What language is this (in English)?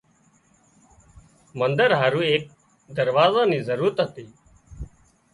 Wadiyara Koli